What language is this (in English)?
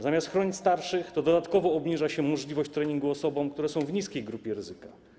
Polish